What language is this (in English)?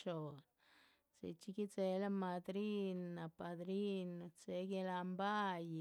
Chichicapan Zapotec